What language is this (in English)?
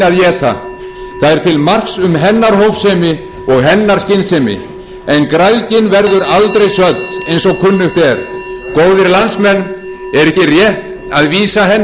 Icelandic